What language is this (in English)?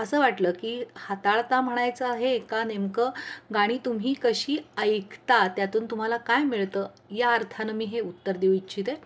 Marathi